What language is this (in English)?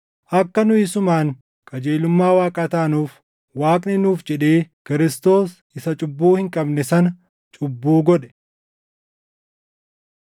Oromo